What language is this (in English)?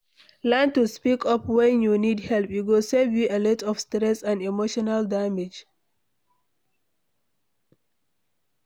Nigerian Pidgin